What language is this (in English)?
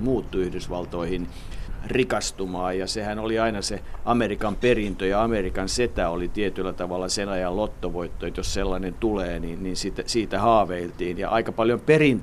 Finnish